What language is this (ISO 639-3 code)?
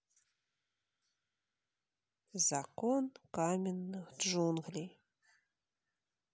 rus